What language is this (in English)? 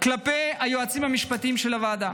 Hebrew